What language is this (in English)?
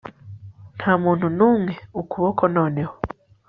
Kinyarwanda